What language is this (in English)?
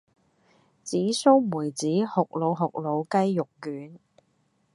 Cantonese